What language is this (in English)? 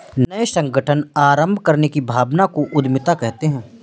Hindi